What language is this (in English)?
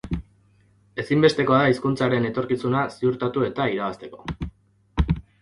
Basque